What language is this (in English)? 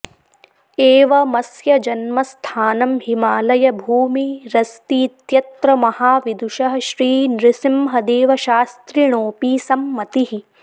Sanskrit